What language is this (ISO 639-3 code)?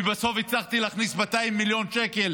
heb